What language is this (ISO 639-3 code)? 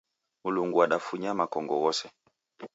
dav